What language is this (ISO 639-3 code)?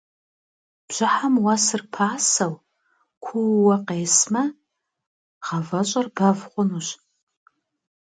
kbd